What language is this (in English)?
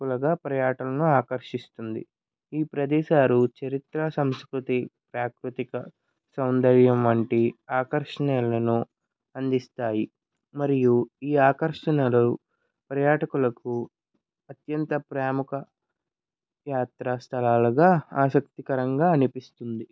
Telugu